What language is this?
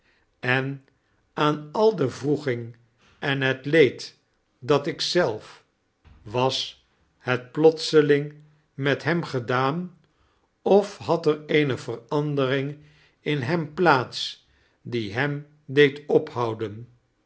Dutch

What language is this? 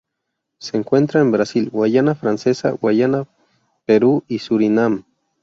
Spanish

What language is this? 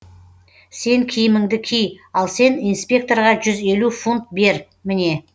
Kazakh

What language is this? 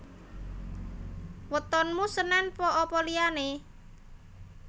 Javanese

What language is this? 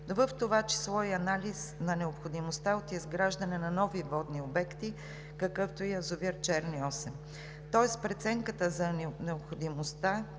Bulgarian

